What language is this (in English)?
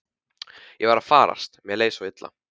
Icelandic